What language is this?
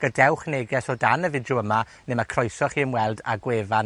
Welsh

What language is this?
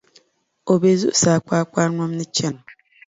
Dagbani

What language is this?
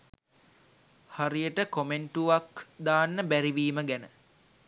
Sinhala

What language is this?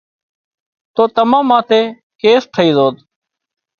Wadiyara Koli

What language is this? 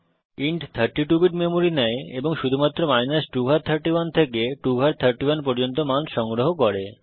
Bangla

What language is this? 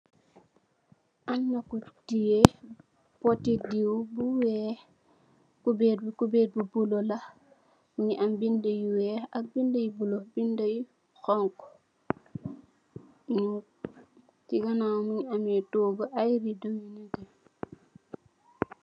Wolof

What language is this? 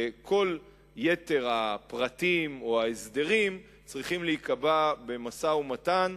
Hebrew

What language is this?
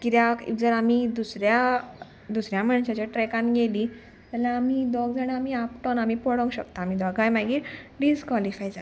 Konkani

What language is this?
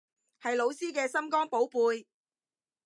Cantonese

